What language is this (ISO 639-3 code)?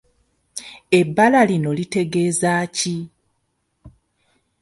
lug